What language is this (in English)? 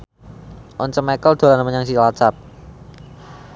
Javanese